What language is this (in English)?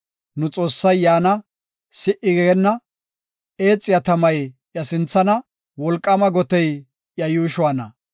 Gofa